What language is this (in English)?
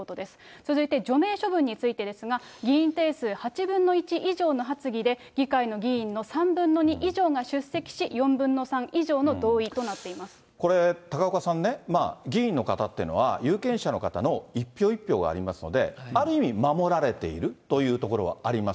Japanese